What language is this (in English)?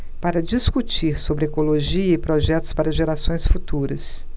Portuguese